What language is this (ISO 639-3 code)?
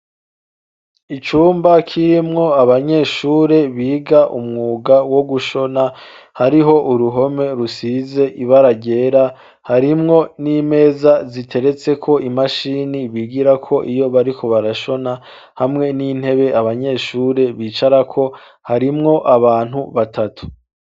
run